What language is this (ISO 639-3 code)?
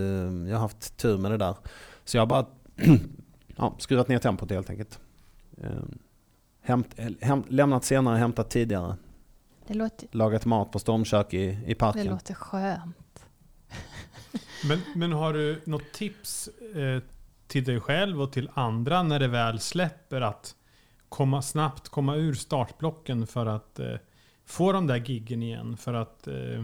swe